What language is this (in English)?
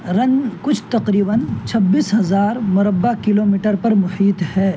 Urdu